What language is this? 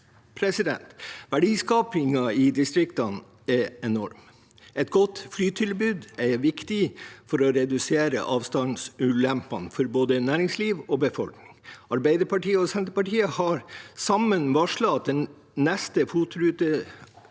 Norwegian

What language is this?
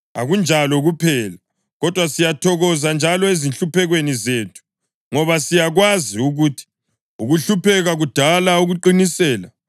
North Ndebele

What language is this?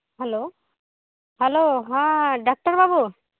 Santali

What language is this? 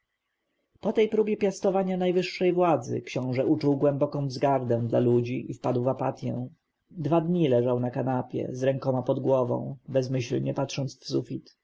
Polish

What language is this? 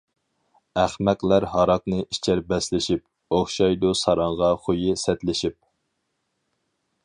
Uyghur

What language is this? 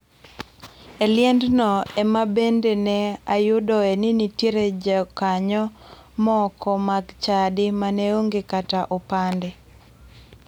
Luo (Kenya and Tanzania)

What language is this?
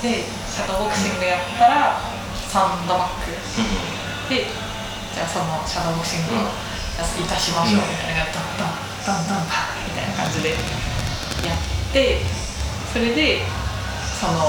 Japanese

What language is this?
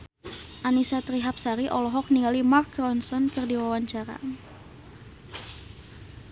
Sundanese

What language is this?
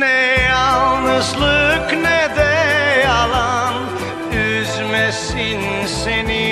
Romanian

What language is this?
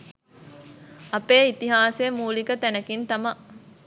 Sinhala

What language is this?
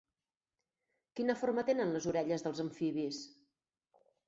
Catalan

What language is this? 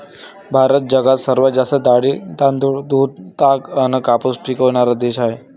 Marathi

